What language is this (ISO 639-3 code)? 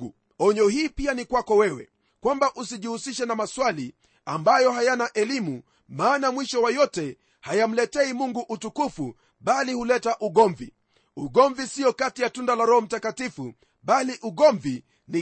swa